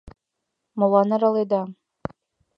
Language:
Mari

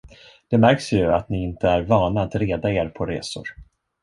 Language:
Swedish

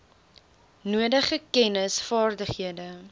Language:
Afrikaans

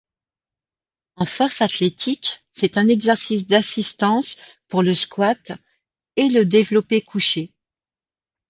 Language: French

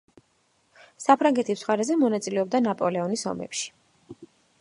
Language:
Georgian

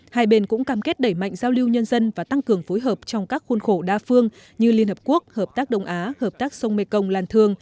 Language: Vietnamese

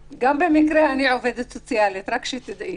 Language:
Hebrew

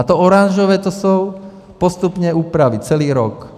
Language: Czech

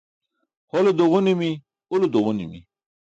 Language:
Burushaski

